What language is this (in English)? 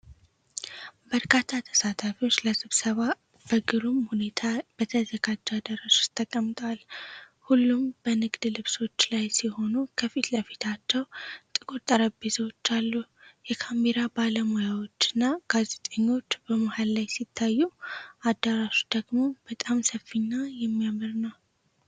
Amharic